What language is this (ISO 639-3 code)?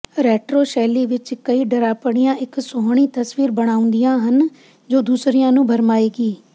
pan